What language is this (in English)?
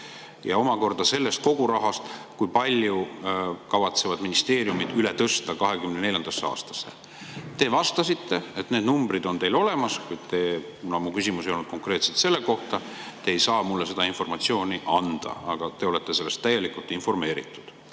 Estonian